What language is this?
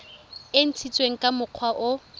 Tswana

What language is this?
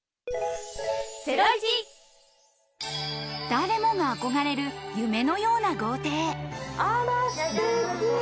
Japanese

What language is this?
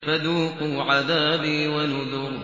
Arabic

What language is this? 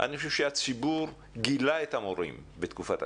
Hebrew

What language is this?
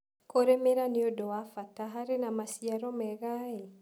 Kikuyu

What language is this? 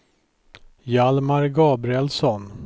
Swedish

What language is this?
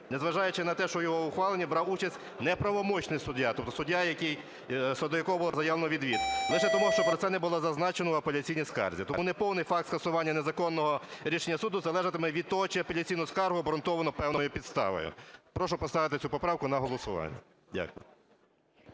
Ukrainian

